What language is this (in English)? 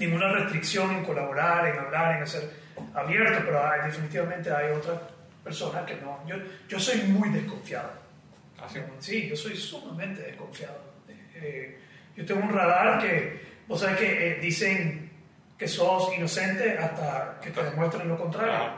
Spanish